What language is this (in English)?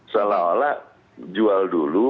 Indonesian